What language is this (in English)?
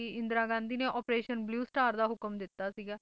Punjabi